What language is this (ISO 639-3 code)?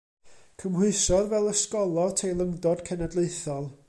cym